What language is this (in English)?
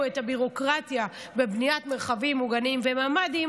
Hebrew